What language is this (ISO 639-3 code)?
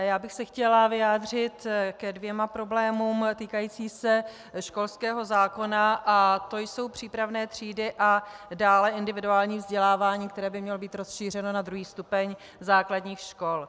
ces